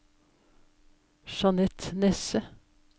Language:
Norwegian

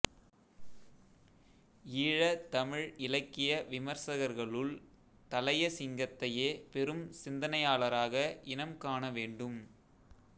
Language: Tamil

